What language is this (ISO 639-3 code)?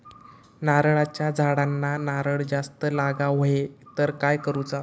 mar